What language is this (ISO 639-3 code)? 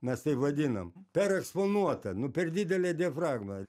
lit